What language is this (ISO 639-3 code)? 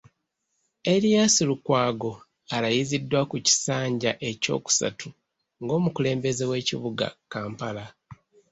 lug